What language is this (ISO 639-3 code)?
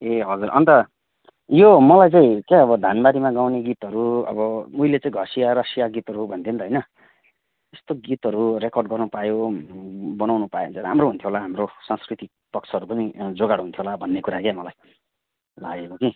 nep